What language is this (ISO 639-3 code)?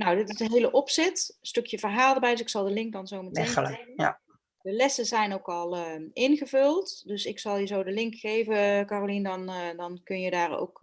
nld